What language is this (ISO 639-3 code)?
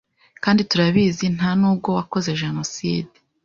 kin